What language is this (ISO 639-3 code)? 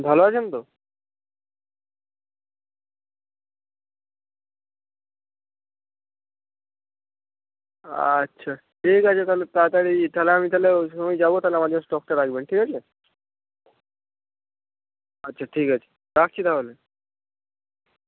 ben